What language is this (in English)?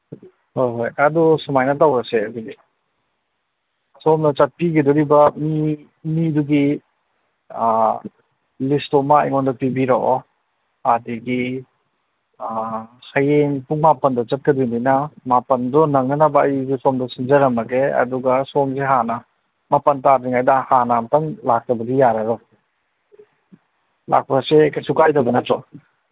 Manipuri